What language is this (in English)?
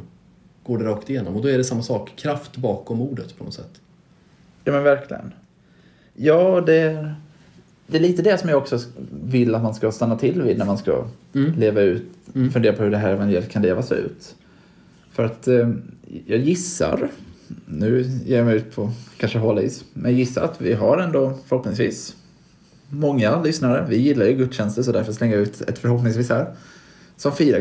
Swedish